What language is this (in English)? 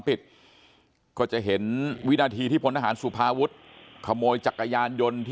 Thai